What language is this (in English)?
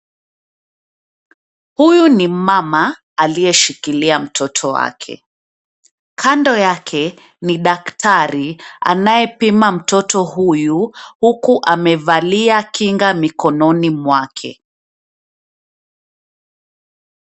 Swahili